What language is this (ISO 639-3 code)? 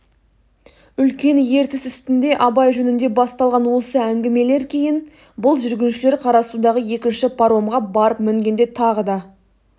kaz